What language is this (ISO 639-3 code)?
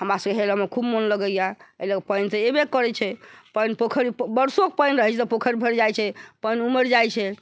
mai